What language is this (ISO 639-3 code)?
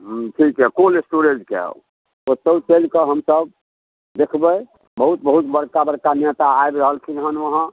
mai